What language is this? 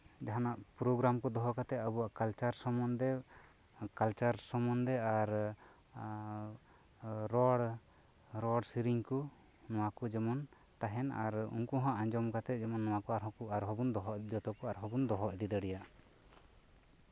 Santali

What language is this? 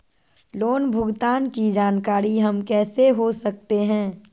Magahi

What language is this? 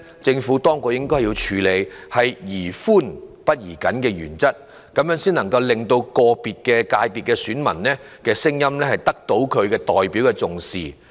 Cantonese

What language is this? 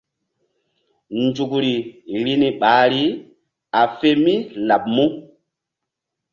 Mbum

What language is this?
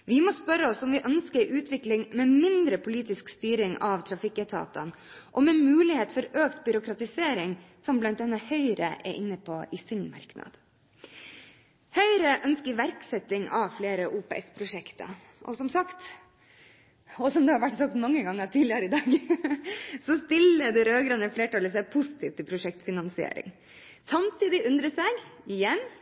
Norwegian Bokmål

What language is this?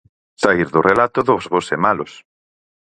Galician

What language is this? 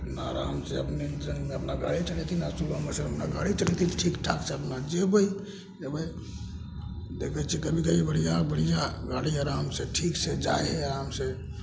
Maithili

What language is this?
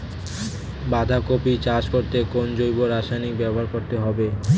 Bangla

